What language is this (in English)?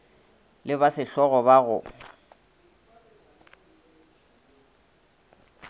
Northern Sotho